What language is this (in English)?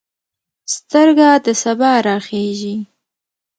Pashto